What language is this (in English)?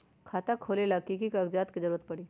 Magahi